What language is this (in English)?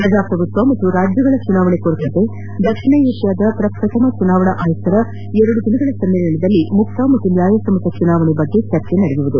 Kannada